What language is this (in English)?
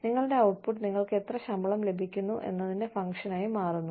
Malayalam